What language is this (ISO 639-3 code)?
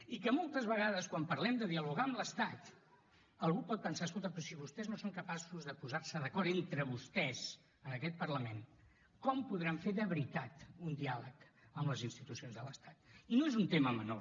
cat